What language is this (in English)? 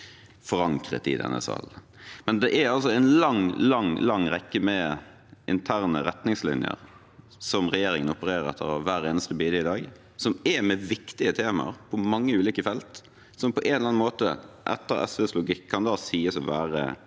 Norwegian